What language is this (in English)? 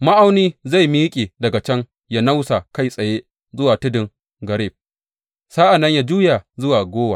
Hausa